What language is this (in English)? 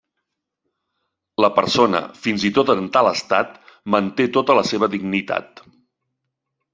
Catalan